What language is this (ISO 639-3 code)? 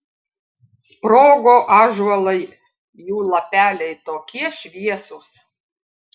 lit